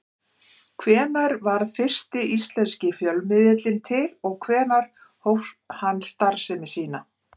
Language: Icelandic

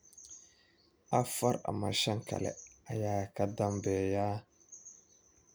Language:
Somali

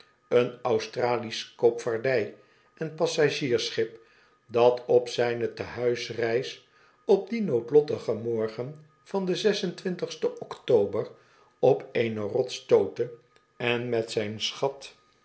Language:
Dutch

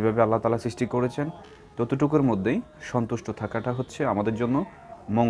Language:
Turkish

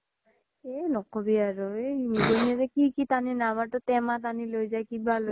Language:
Assamese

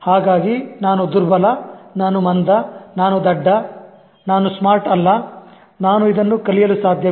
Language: Kannada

